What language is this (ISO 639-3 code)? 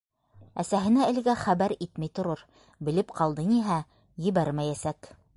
bak